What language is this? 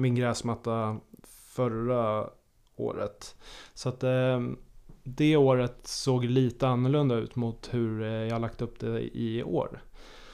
Swedish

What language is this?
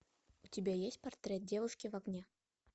Russian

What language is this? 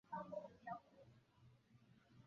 Chinese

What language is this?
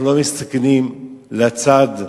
Hebrew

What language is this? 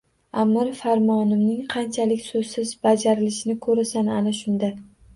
Uzbek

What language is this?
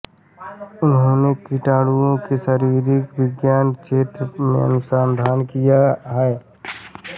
Hindi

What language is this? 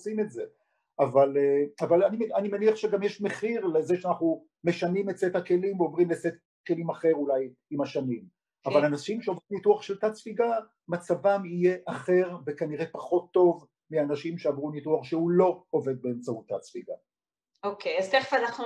Hebrew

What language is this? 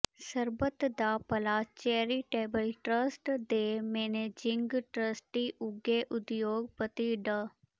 Punjabi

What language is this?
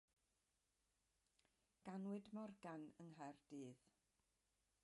Welsh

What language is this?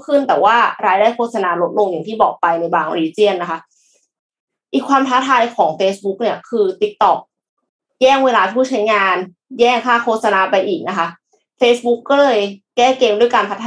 Thai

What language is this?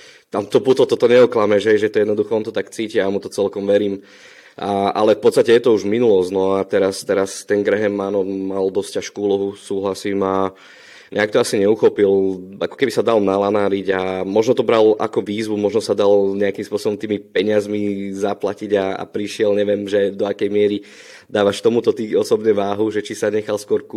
Slovak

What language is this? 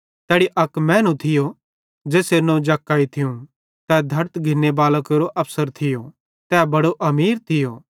Bhadrawahi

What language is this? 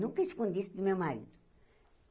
Portuguese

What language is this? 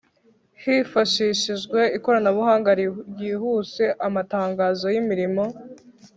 Kinyarwanda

